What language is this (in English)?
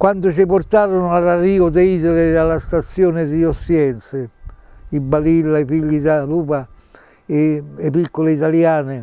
Italian